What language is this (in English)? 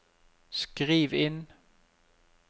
Norwegian